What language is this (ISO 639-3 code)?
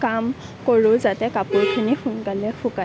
asm